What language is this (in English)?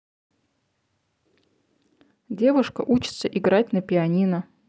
Russian